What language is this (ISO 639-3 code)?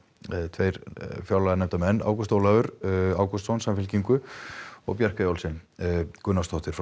isl